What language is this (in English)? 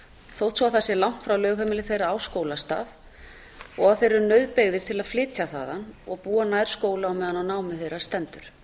Icelandic